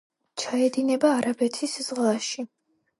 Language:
Georgian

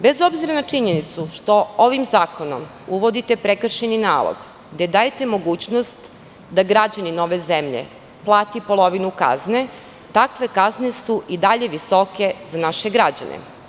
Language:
Serbian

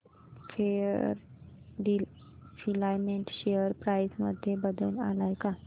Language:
Marathi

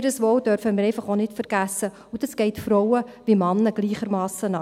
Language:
Swiss German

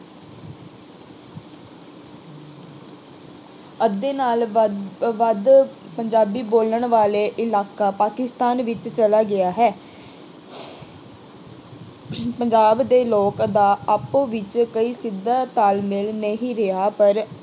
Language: Punjabi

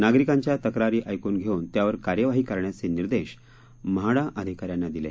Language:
Marathi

